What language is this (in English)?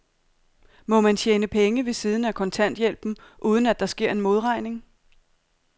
Danish